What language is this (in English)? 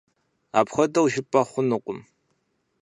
Kabardian